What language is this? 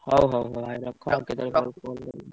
Odia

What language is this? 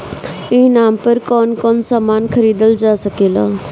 Bhojpuri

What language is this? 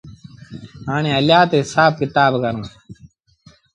Sindhi Bhil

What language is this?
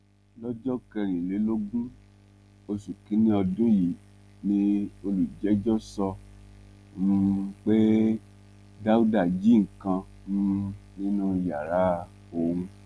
Yoruba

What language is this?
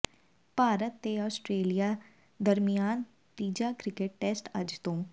Punjabi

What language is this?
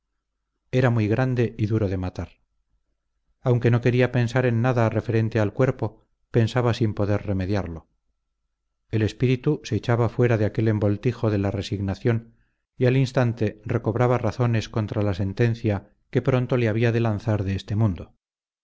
Spanish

